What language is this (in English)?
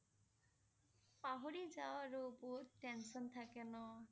Assamese